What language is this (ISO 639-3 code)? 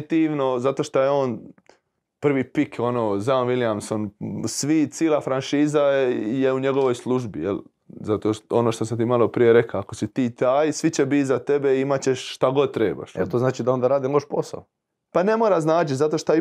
hrv